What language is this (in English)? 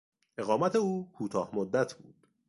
Persian